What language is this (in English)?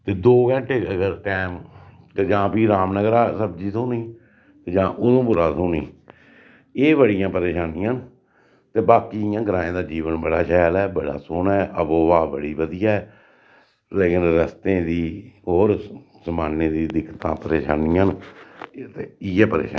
Dogri